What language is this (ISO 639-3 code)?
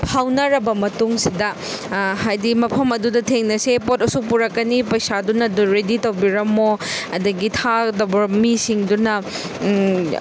mni